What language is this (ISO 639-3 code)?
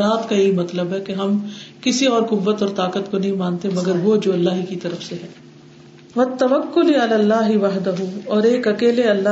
urd